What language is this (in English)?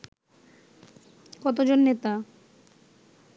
Bangla